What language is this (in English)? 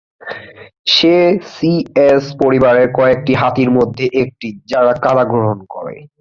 Bangla